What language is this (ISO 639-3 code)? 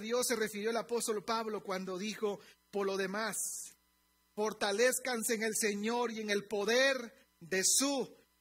spa